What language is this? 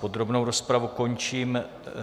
Czech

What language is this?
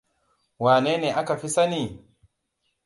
Hausa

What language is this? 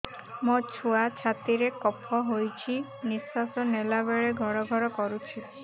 Odia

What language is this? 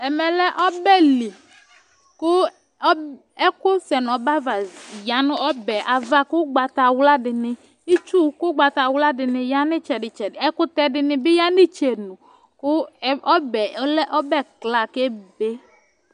Ikposo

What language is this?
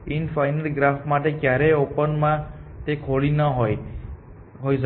Gujarati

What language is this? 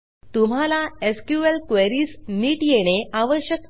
Marathi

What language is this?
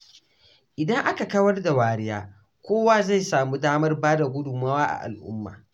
Hausa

